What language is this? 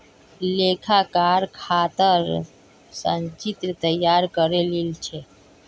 Magahi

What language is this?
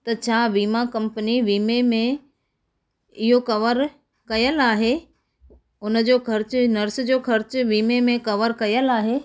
Sindhi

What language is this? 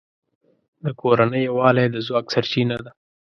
Pashto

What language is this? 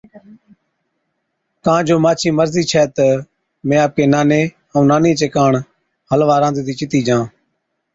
Od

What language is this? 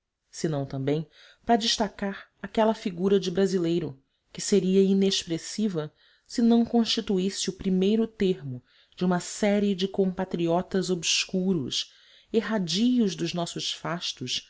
Portuguese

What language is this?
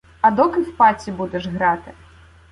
Ukrainian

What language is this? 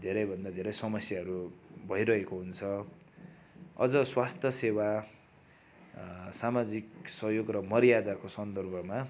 Nepali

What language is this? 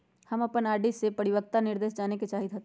Magahi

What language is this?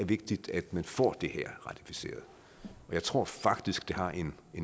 Danish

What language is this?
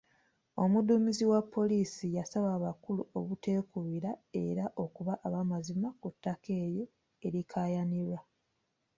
Ganda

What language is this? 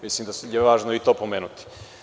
Serbian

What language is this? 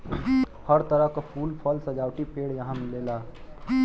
Bhojpuri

